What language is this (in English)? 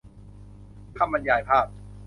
Thai